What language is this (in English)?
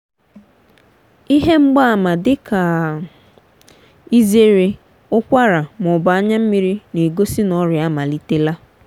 Igbo